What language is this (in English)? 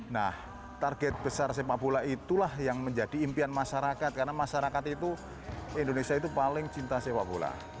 Indonesian